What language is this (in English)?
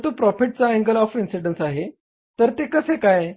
Marathi